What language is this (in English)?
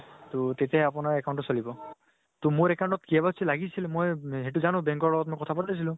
Assamese